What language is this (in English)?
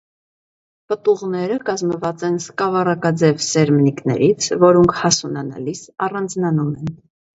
Armenian